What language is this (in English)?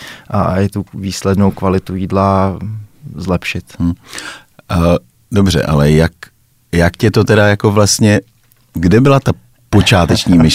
Czech